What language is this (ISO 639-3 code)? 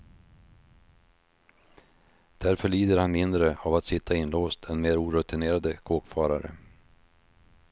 swe